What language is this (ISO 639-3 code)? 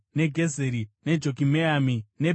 sna